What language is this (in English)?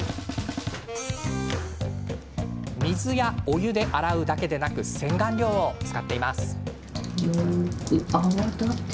Japanese